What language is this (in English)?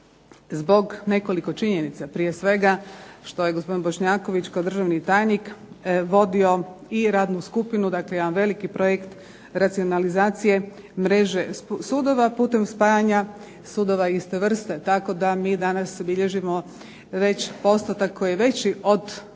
Croatian